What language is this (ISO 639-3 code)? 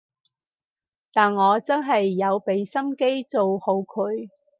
yue